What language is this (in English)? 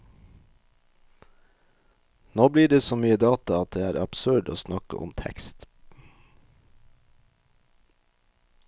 Norwegian